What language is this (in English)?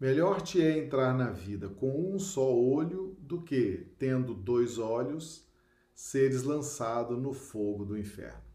Portuguese